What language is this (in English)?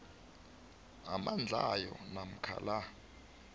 South Ndebele